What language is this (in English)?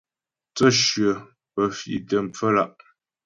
Ghomala